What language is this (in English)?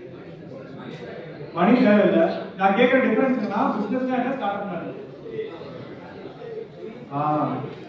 Tamil